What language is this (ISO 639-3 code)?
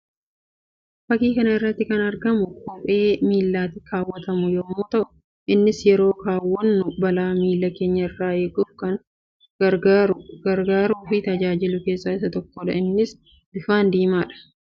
orm